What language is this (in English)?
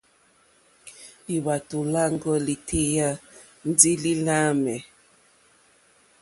Mokpwe